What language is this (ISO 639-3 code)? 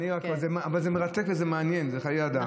heb